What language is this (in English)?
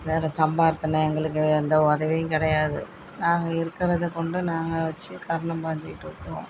Tamil